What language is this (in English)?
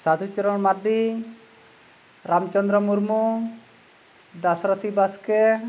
Santali